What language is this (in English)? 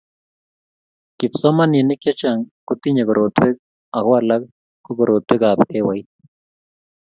Kalenjin